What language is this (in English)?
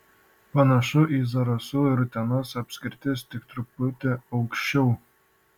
Lithuanian